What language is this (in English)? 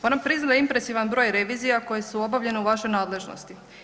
Croatian